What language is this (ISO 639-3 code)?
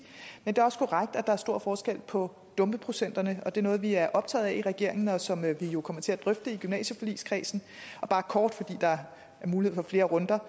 dan